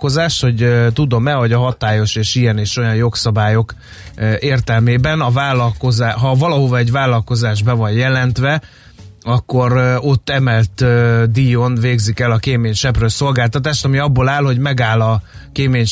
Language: Hungarian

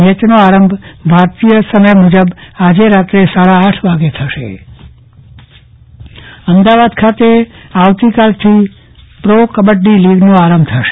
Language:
Gujarati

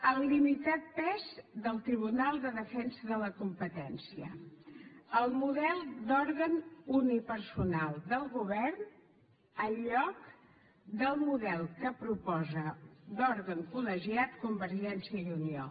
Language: Catalan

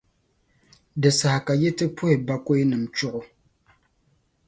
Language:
Dagbani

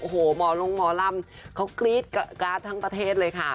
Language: Thai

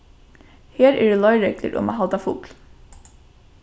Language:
Faroese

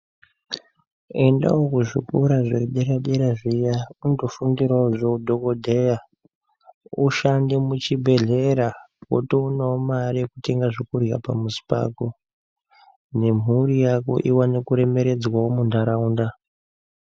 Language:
Ndau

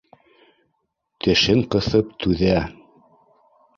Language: Bashkir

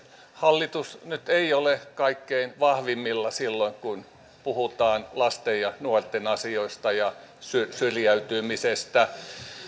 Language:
Finnish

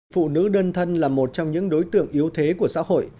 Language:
Vietnamese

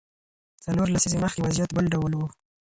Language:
Pashto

